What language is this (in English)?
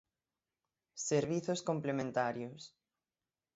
Galician